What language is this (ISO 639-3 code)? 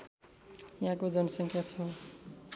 nep